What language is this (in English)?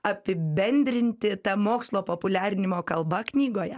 Lithuanian